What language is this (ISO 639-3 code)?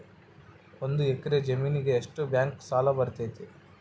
kan